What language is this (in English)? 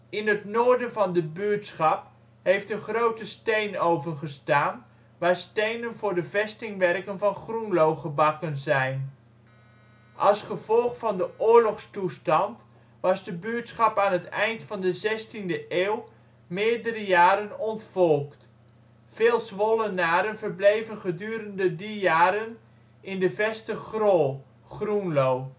Dutch